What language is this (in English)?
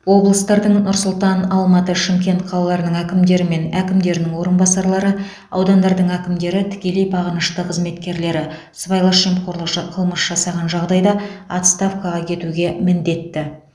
Kazakh